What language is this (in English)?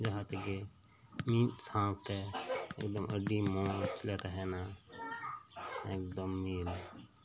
Santali